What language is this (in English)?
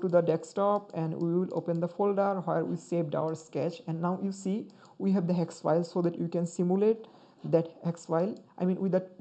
English